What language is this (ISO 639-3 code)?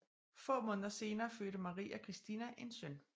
dan